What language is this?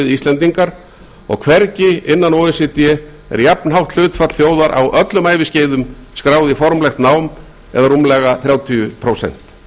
Icelandic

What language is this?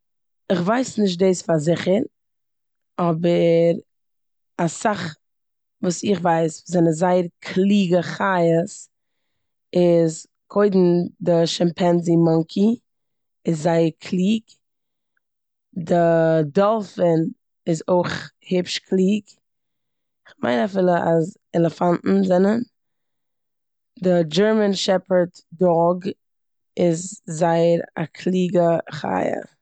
Yiddish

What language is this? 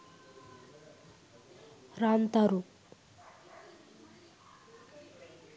Sinhala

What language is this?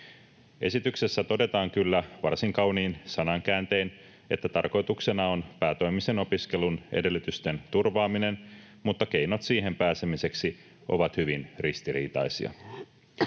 Finnish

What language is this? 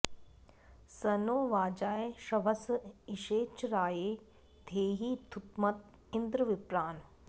Sanskrit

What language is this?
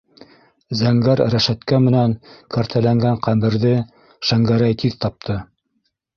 Bashkir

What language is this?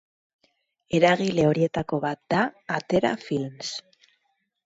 Basque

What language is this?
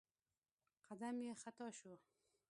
Pashto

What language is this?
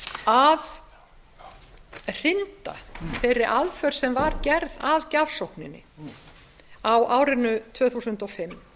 Icelandic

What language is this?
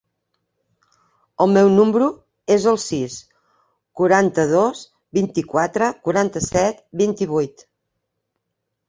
Catalan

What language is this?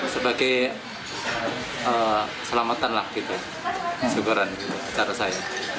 Indonesian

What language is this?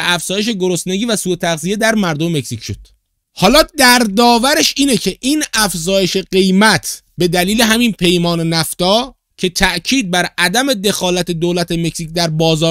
Persian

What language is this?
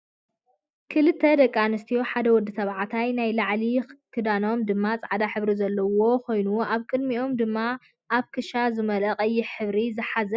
Tigrinya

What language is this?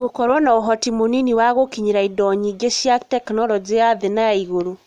Kikuyu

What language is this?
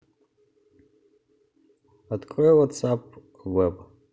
Russian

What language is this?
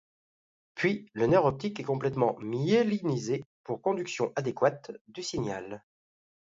French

